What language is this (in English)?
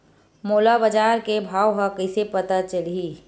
Chhattisgarhi